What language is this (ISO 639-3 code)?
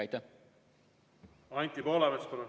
est